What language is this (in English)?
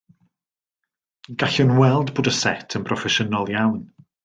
Welsh